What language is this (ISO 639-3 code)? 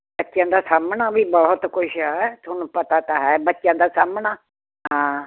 pan